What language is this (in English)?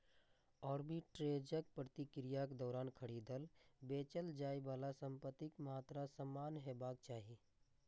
Maithili